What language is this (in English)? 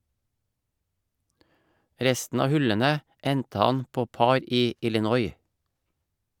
Norwegian